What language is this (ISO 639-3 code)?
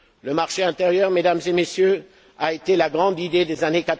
fra